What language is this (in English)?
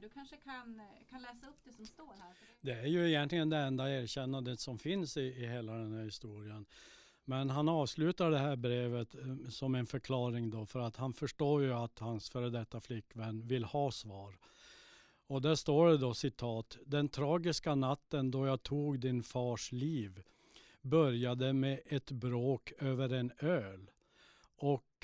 Swedish